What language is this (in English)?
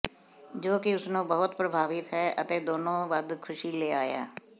Punjabi